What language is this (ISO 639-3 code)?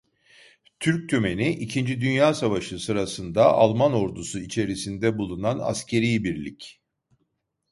tur